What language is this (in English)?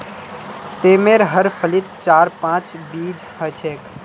Magahi